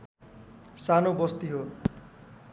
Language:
Nepali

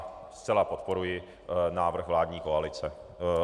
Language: Czech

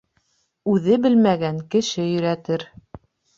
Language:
Bashkir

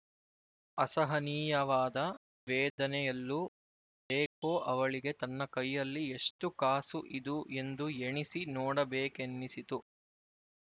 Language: Kannada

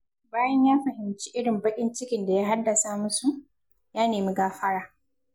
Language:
Hausa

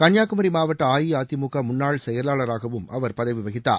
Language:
Tamil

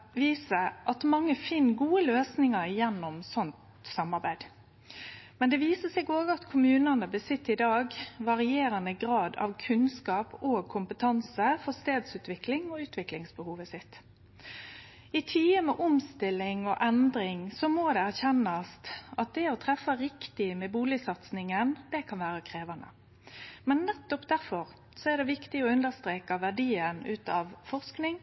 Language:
Norwegian Nynorsk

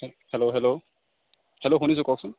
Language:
Assamese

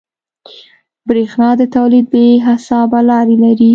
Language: Pashto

